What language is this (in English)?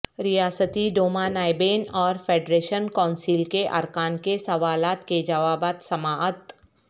Urdu